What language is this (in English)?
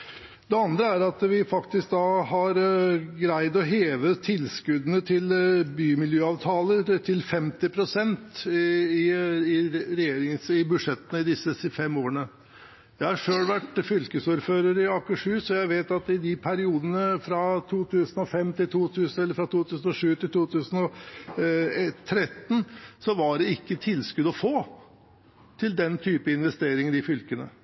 Norwegian Nynorsk